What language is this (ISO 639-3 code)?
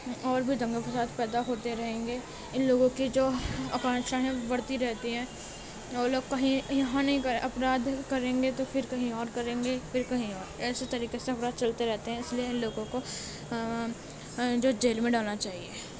urd